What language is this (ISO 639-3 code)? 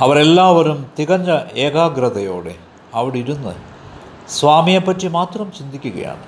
mal